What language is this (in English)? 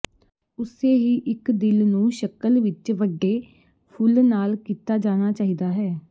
Punjabi